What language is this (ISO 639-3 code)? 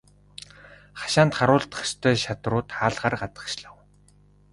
mon